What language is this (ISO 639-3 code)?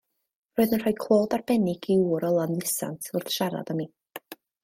cym